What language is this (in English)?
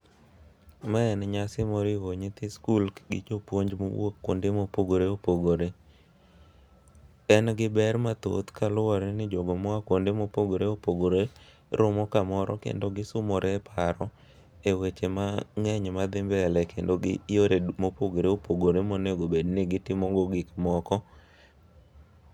Luo (Kenya and Tanzania)